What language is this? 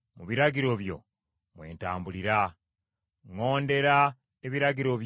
Ganda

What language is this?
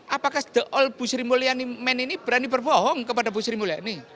Indonesian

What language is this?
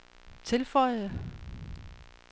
Danish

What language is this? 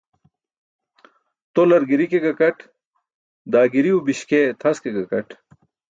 Burushaski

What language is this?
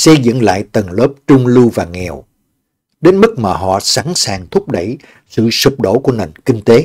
Vietnamese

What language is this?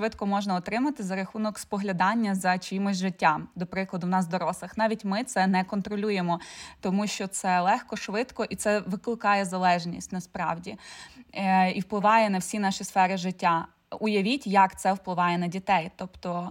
Ukrainian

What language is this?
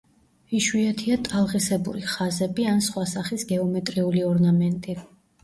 Georgian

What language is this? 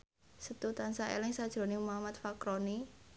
Javanese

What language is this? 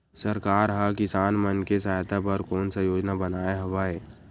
Chhattisgarhi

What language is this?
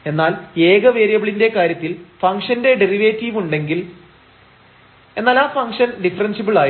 Malayalam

